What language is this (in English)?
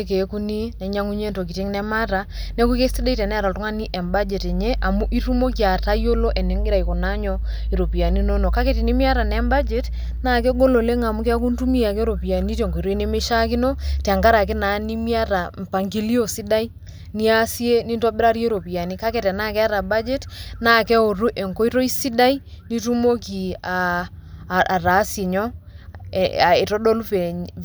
Masai